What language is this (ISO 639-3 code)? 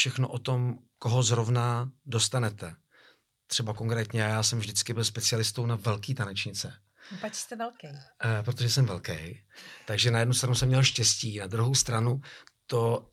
ces